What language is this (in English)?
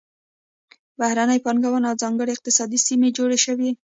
Pashto